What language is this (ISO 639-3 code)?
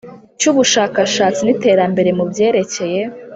kin